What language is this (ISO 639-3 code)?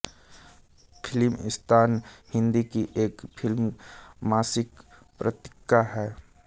hin